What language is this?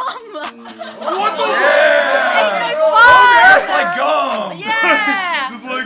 English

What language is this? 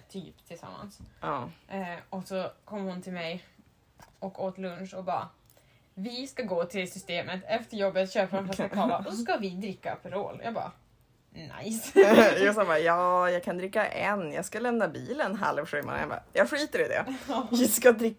Swedish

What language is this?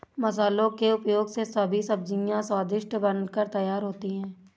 Hindi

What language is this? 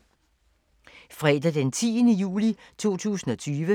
Danish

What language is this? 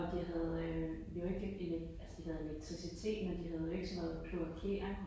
Danish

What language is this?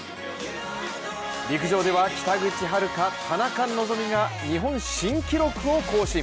Japanese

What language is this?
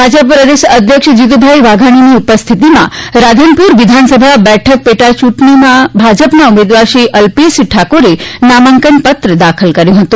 Gujarati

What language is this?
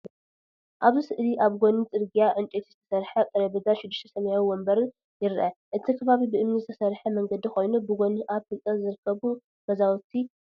Tigrinya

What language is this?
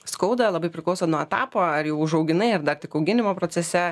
Lithuanian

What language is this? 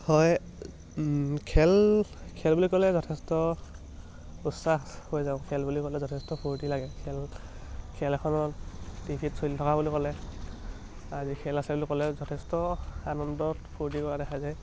Assamese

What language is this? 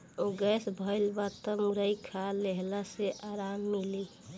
Bhojpuri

